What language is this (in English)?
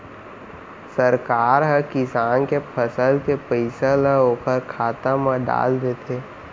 Chhattisgarhi